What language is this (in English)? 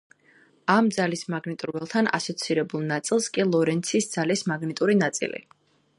Georgian